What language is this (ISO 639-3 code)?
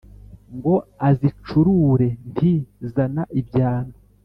kin